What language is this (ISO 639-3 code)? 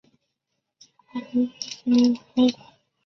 zho